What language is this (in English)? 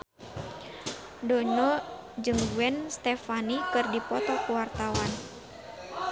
Sundanese